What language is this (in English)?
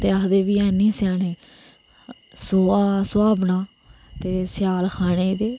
Dogri